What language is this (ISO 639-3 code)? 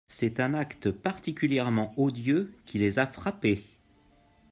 fra